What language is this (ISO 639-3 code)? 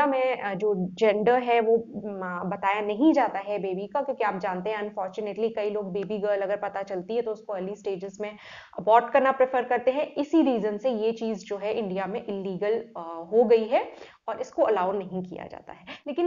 hin